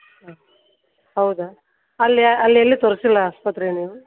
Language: Kannada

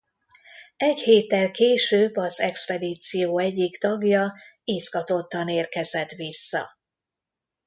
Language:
Hungarian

